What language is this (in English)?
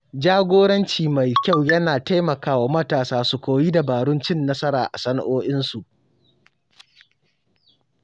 Hausa